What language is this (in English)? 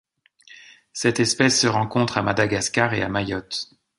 French